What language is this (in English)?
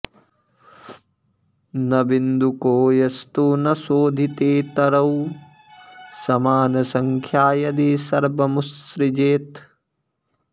Sanskrit